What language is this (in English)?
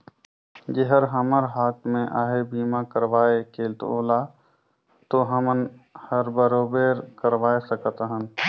Chhattisgarhi